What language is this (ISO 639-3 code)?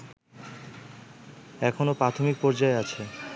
ben